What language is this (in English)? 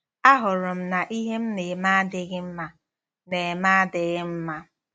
Igbo